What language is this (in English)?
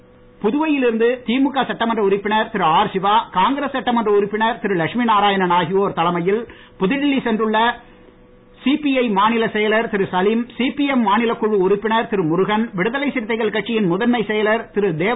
Tamil